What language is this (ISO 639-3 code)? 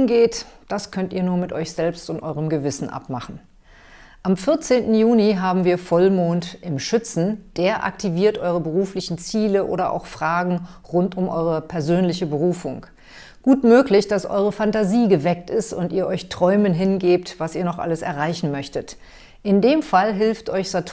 deu